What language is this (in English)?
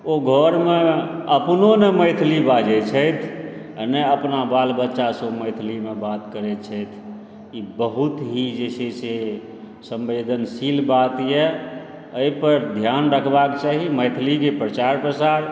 Maithili